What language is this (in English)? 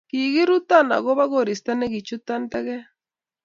Kalenjin